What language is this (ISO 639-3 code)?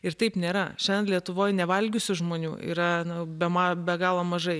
lit